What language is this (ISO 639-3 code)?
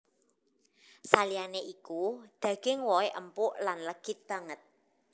jav